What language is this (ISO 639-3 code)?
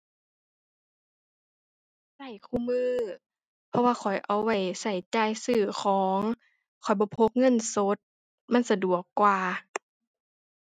tha